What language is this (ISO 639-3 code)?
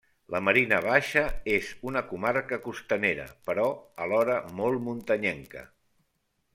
cat